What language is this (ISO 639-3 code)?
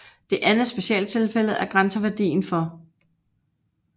dan